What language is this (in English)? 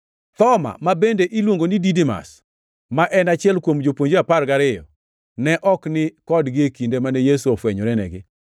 Luo (Kenya and Tanzania)